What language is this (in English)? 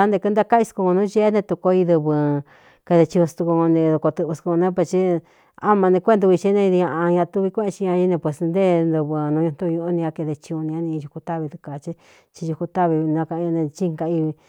Cuyamecalco Mixtec